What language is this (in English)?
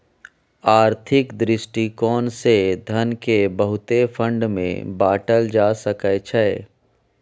Maithili